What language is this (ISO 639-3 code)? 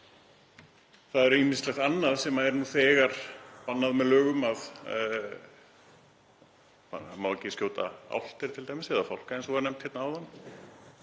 isl